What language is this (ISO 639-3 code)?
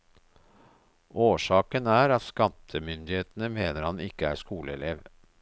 nor